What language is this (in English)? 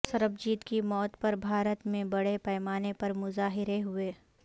Urdu